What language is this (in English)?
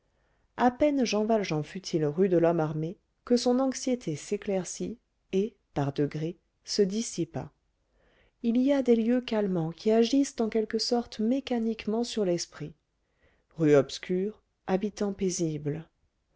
French